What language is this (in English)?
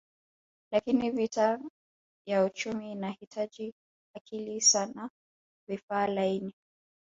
Swahili